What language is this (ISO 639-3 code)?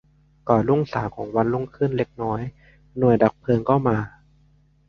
tha